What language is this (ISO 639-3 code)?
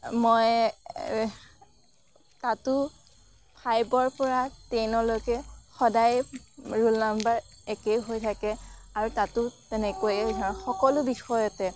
asm